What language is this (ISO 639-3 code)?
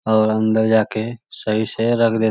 mag